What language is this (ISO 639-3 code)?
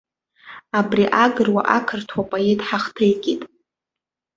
abk